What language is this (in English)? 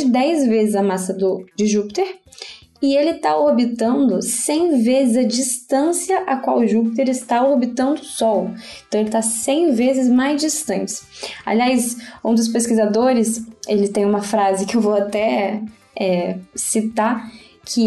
Portuguese